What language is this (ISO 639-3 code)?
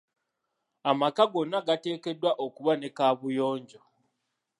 lug